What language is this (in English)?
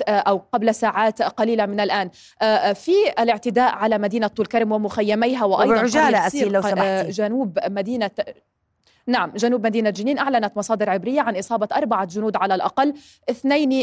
Arabic